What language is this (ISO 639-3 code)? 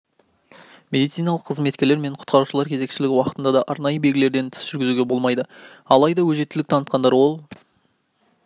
kaz